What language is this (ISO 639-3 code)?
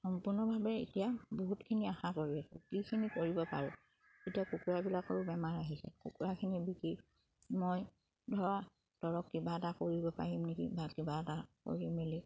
asm